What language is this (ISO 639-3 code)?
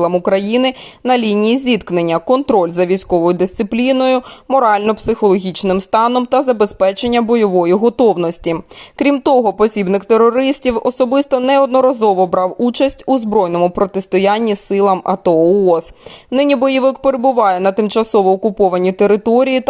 ukr